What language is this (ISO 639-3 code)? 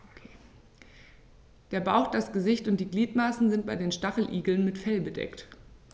deu